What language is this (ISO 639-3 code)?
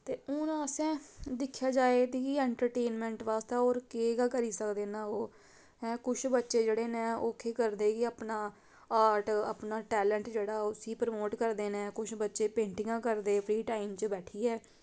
doi